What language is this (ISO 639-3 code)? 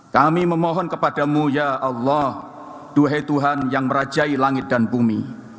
ind